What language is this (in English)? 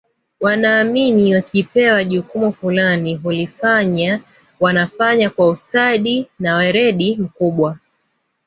Swahili